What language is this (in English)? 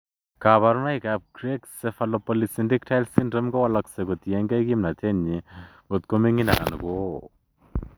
Kalenjin